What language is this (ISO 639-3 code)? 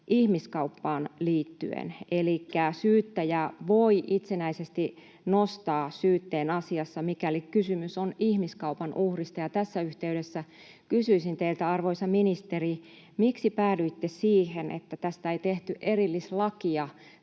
fin